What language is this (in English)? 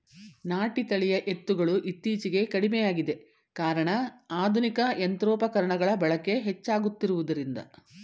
Kannada